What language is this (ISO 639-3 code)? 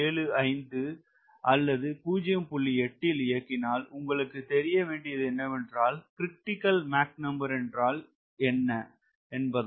tam